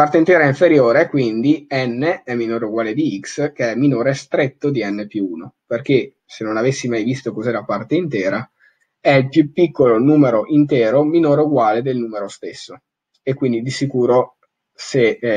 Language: Italian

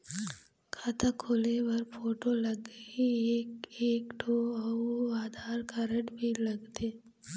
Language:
Chhattisgarhi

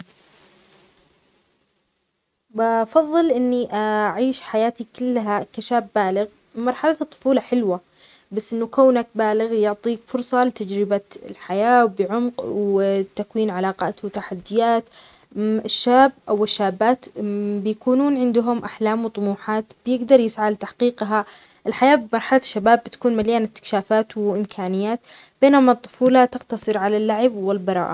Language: Omani Arabic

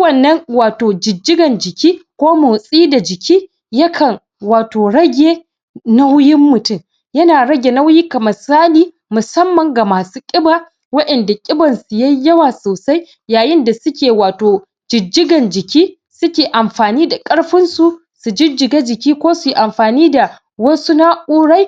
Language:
Hausa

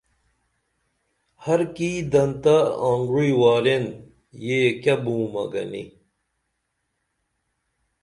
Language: Dameli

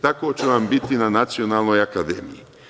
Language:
Serbian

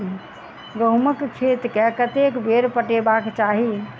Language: Maithili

